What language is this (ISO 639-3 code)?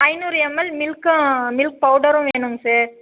tam